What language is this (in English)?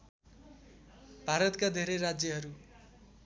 Nepali